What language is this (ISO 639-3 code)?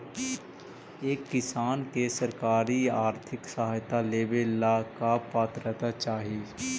mag